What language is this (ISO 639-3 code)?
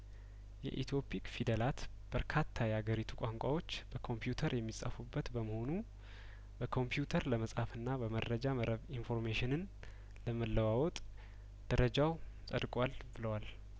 amh